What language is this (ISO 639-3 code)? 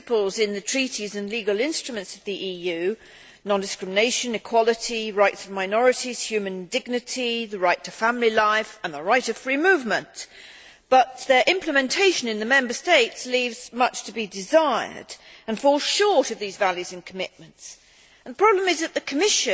eng